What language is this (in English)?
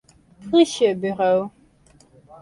Western Frisian